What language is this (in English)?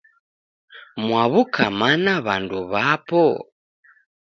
Taita